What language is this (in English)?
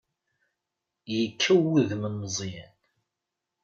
Kabyle